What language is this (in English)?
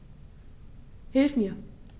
German